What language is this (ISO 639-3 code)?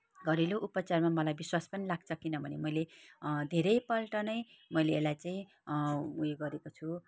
nep